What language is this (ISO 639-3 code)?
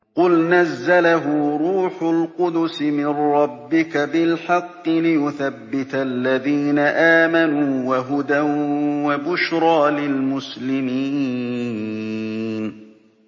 ara